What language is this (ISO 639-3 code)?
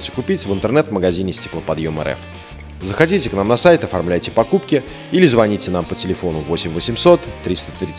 rus